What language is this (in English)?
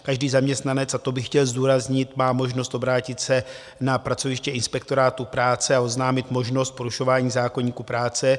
Czech